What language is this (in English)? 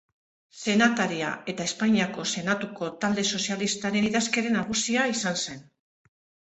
Basque